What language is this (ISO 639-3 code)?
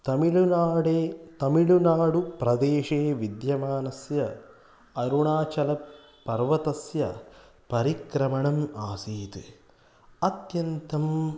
san